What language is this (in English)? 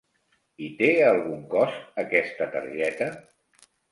Catalan